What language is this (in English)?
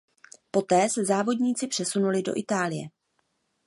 Czech